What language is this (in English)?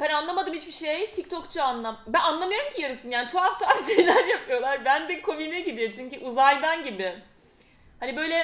Turkish